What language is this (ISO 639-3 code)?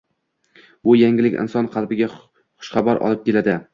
uzb